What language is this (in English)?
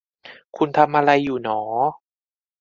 Thai